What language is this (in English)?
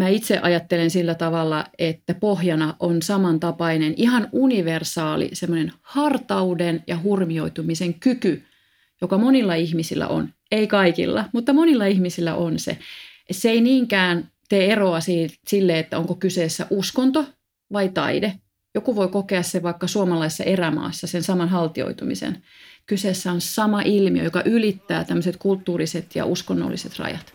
Finnish